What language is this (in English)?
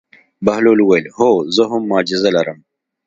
Pashto